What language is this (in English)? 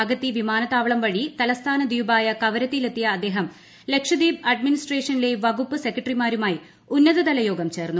Malayalam